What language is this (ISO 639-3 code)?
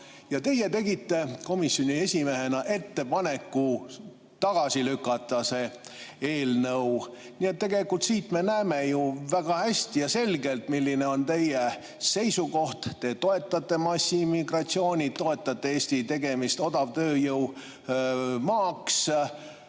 est